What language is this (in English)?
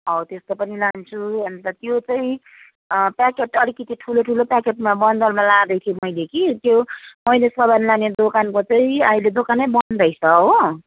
Nepali